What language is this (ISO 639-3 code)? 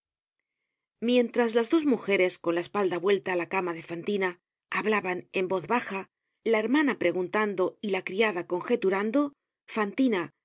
spa